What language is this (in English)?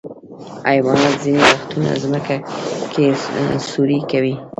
Pashto